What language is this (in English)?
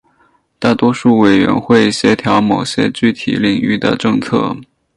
Chinese